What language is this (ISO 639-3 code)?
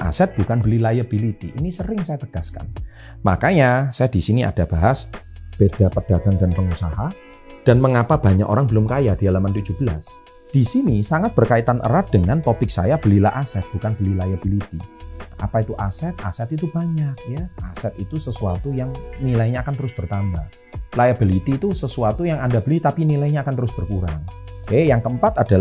ind